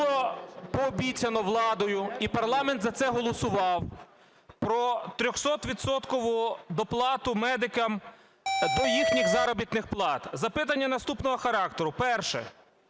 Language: Ukrainian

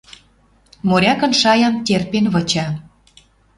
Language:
Western Mari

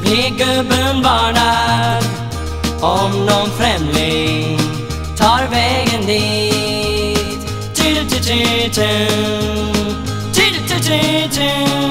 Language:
Swedish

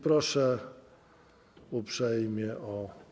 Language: Polish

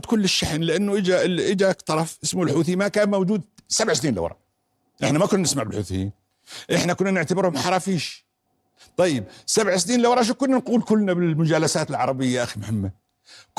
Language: Arabic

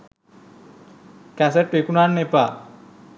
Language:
Sinhala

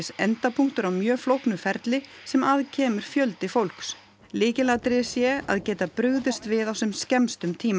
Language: Icelandic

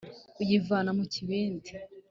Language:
Kinyarwanda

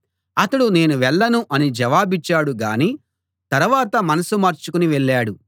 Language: Telugu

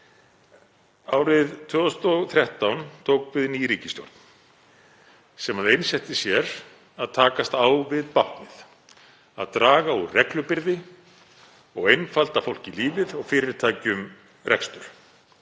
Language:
Icelandic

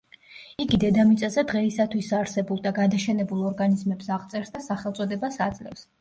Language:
Georgian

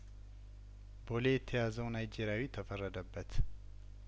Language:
Amharic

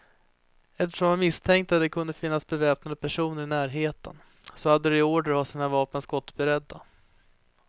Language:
Swedish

